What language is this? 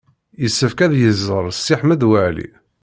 Kabyle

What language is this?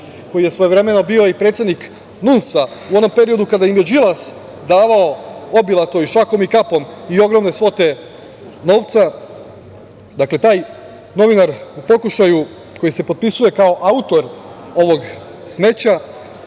Serbian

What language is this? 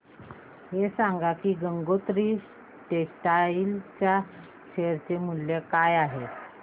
Marathi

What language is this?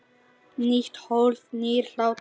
Icelandic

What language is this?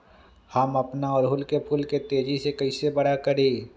Magahi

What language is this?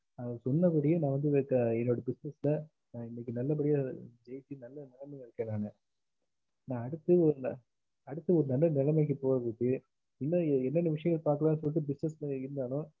Tamil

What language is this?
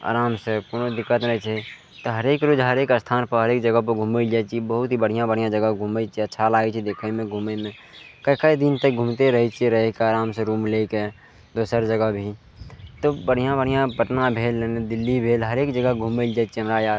Maithili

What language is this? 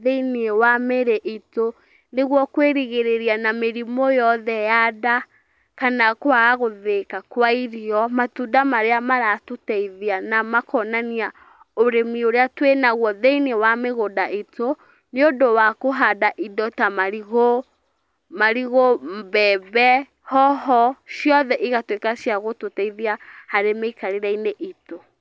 Kikuyu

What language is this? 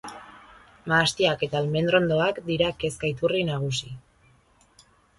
Basque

